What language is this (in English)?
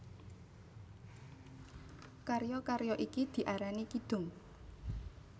Javanese